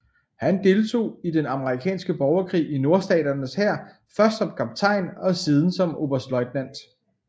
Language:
Danish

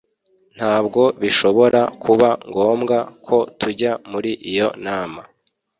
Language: Kinyarwanda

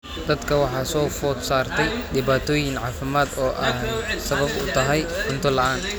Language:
Somali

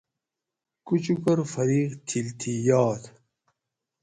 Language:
Gawri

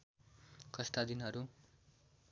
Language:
Nepali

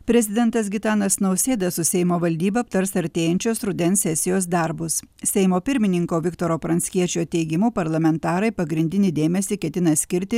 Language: Lithuanian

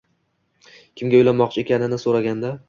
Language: Uzbek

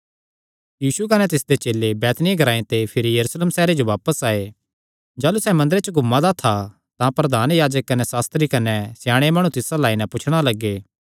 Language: Kangri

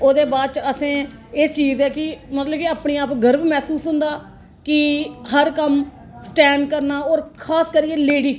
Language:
Dogri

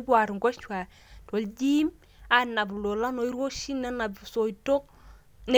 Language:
Masai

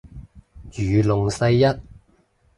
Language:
Cantonese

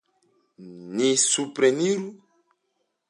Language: Esperanto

